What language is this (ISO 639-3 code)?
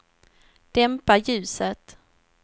swe